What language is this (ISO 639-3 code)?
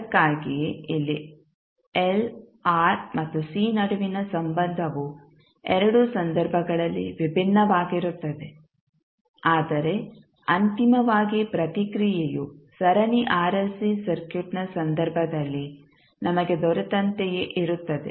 kan